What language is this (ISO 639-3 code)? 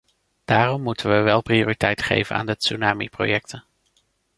nld